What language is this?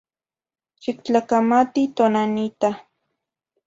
Zacatlán-Ahuacatlán-Tepetzintla Nahuatl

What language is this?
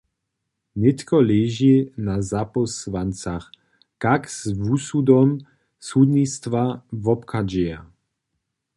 Upper Sorbian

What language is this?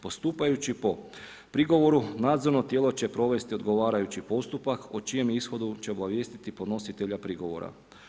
Croatian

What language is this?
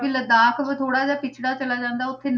Punjabi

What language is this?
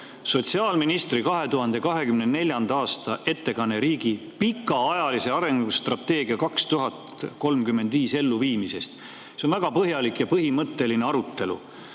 Estonian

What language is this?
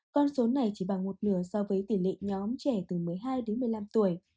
Vietnamese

